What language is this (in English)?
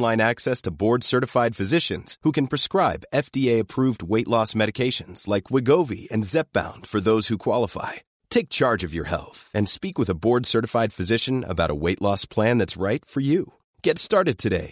Filipino